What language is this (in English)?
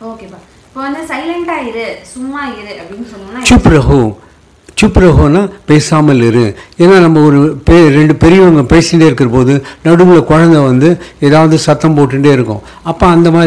Tamil